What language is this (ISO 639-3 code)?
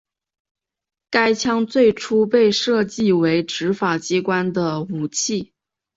zho